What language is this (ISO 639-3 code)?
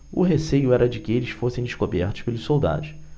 por